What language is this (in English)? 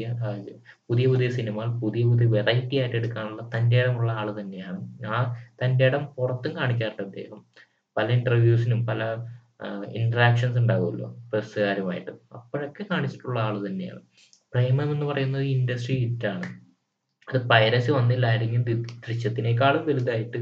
Malayalam